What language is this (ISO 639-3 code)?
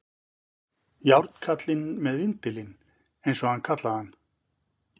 isl